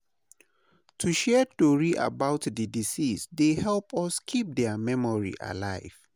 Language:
Nigerian Pidgin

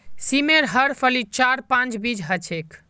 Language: Magahi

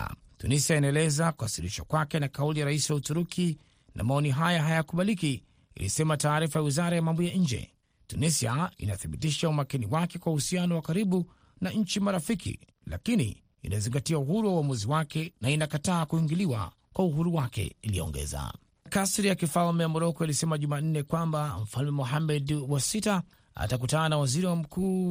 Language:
Swahili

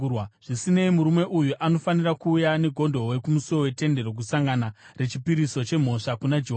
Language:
Shona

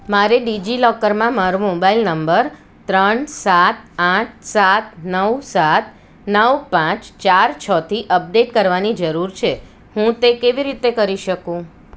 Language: Gujarati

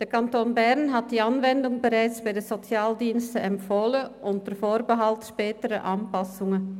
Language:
Swiss German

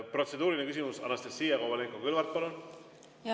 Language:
Estonian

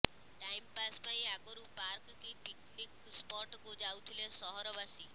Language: Odia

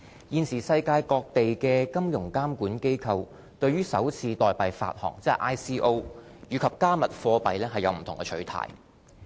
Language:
Cantonese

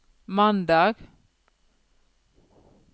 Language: Norwegian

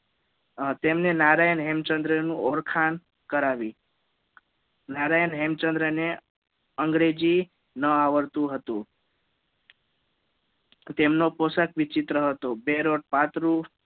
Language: Gujarati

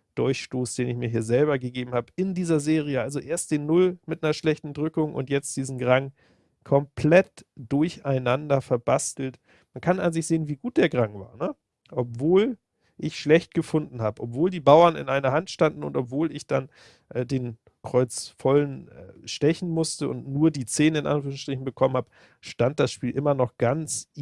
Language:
German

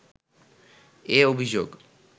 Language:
Bangla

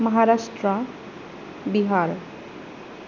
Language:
Bodo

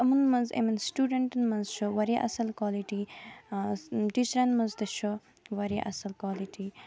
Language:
Kashmiri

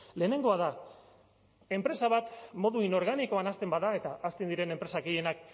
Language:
Basque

